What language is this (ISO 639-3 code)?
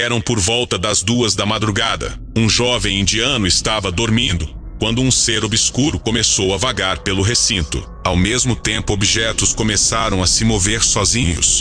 por